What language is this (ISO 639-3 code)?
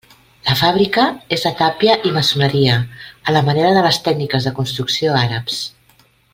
cat